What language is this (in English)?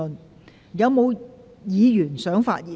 Cantonese